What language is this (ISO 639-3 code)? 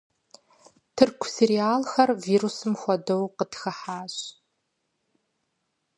kbd